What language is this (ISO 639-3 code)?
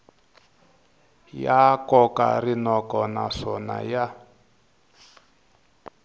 tso